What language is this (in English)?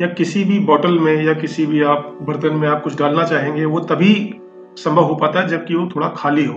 Hindi